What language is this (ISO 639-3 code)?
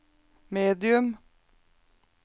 nor